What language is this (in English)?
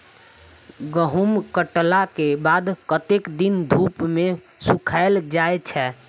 Maithili